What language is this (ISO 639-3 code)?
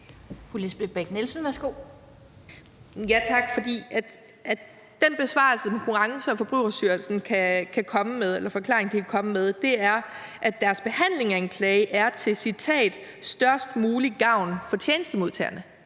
dan